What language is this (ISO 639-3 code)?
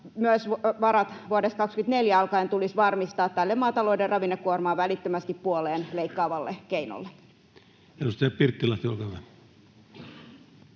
fin